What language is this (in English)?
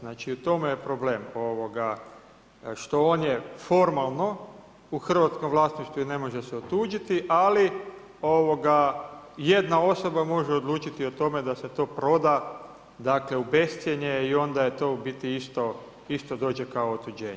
Croatian